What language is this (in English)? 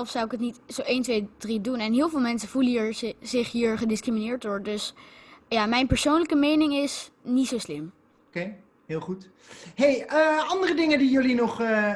Dutch